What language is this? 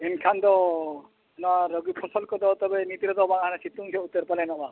Santali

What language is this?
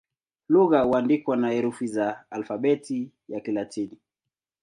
Swahili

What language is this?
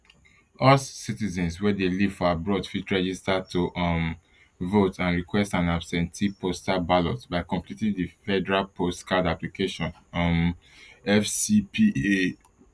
Nigerian Pidgin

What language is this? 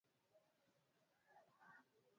Swahili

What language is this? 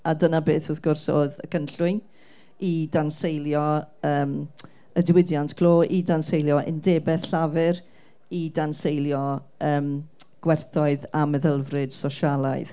Welsh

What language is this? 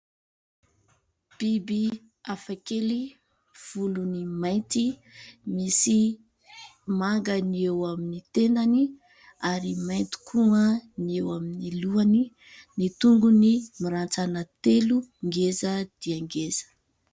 Malagasy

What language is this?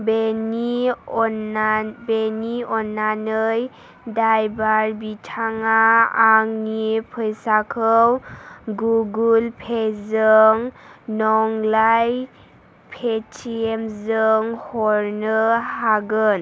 Bodo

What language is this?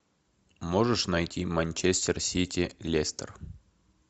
Russian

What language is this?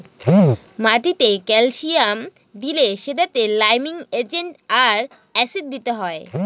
Bangla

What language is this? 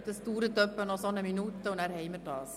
Swiss German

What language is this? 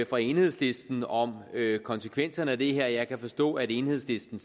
Danish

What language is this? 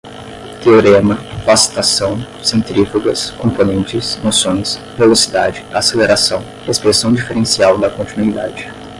Portuguese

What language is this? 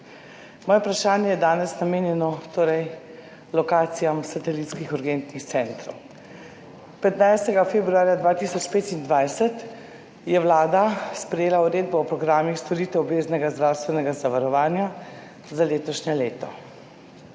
Slovenian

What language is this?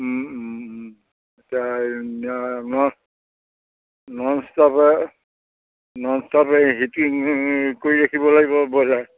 Assamese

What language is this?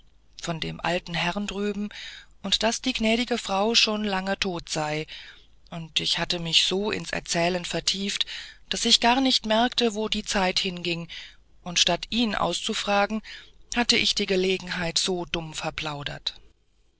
German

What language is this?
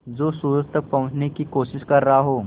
Hindi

